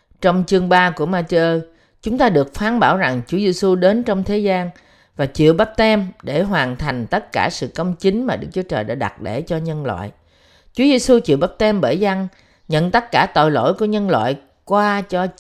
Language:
Vietnamese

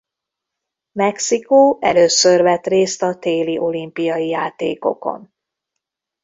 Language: Hungarian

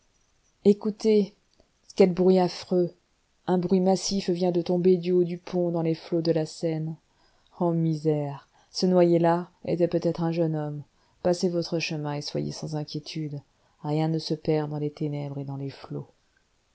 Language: French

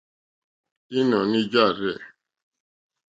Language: Mokpwe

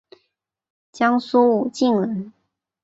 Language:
Chinese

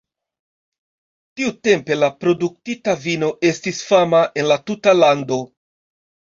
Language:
Esperanto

